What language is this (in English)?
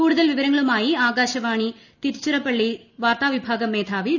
Malayalam